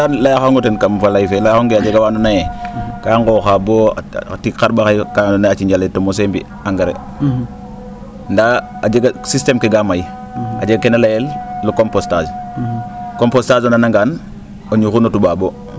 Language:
Serer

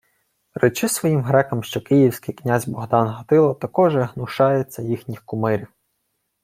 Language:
Ukrainian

